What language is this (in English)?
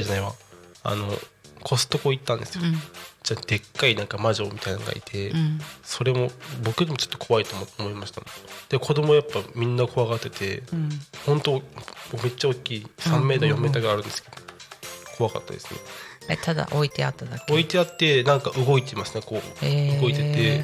Japanese